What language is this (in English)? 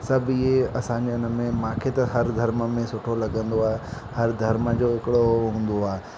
Sindhi